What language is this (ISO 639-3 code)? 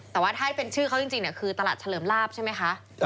tha